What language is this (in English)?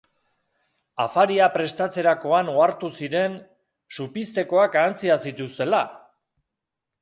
Basque